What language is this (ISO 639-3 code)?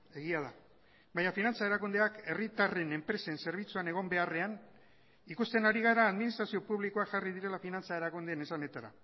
eus